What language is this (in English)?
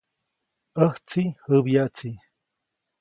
Copainalá Zoque